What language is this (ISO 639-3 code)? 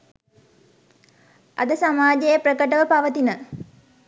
sin